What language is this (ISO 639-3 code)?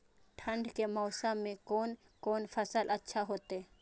mai